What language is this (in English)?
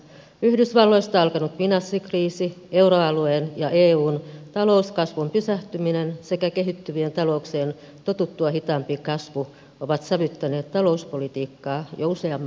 Finnish